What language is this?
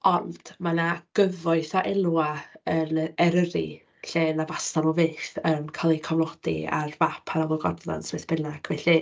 Welsh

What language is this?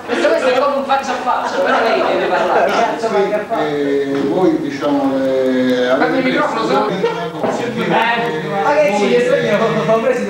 Italian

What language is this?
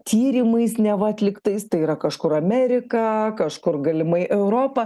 Lithuanian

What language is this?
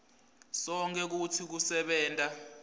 Swati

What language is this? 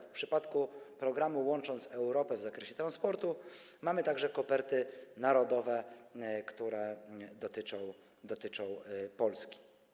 Polish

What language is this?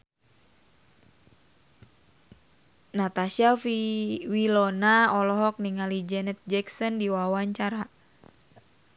Sundanese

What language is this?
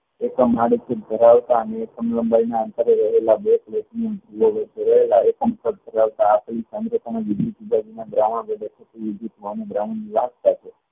Gujarati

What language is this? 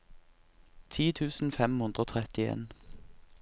Norwegian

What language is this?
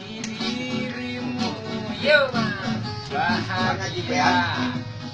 Indonesian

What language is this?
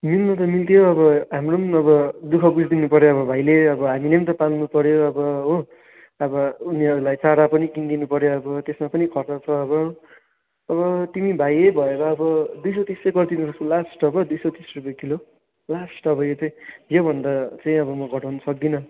Nepali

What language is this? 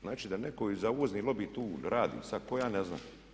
Croatian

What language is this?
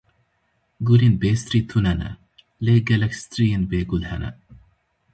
Kurdish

